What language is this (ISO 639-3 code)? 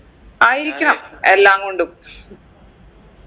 mal